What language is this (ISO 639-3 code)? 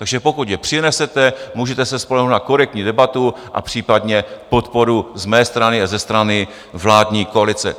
ces